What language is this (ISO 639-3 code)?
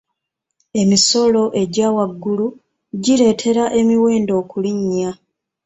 lug